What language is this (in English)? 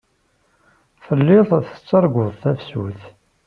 Kabyle